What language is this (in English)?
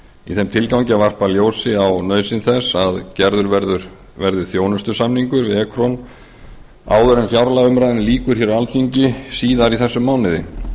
Icelandic